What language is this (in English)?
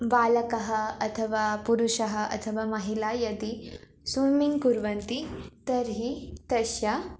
Sanskrit